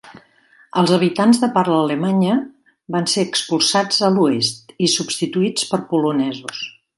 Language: Catalan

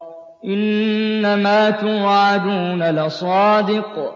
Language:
Arabic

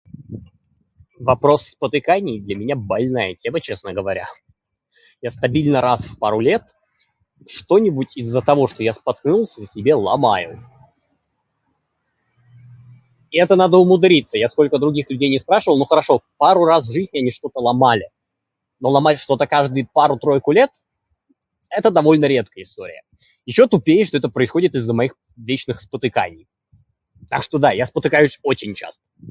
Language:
Russian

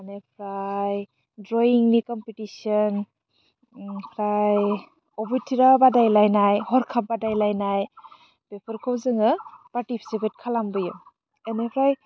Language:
Bodo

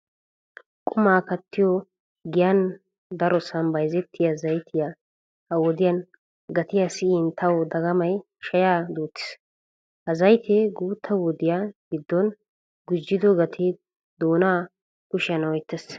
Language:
Wolaytta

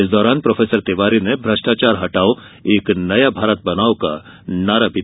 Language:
Hindi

